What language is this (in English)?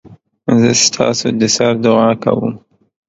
Pashto